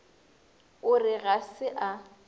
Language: Northern Sotho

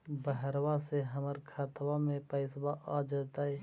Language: Magahi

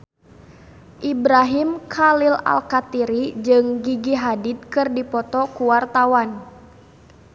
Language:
Sundanese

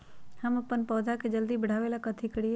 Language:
Magahi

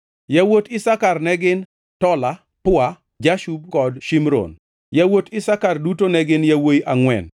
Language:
Luo (Kenya and Tanzania)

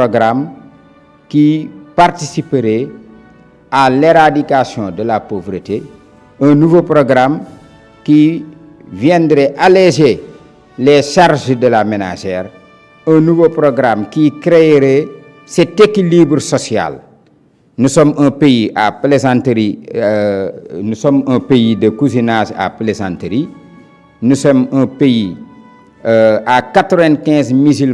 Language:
French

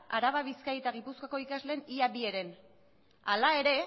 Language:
Basque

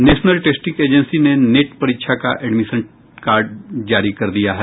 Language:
Hindi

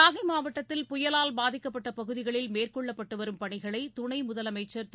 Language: Tamil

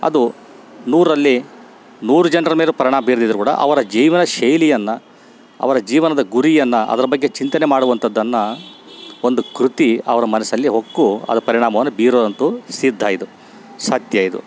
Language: Kannada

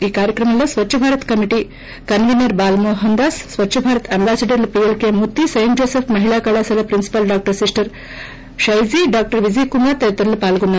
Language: Telugu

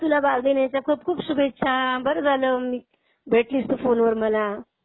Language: Marathi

